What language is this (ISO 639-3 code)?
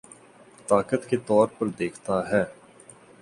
urd